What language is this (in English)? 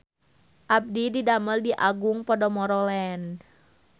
Sundanese